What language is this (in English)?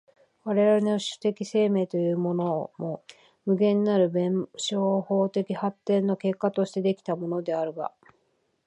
Japanese